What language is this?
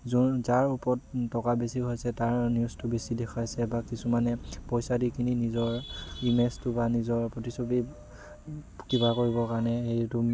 Assamese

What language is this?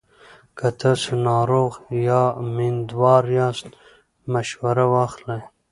Pashto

